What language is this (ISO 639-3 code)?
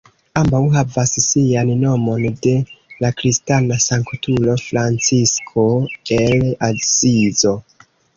epo